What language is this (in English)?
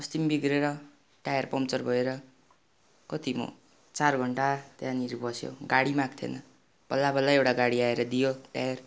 Nepali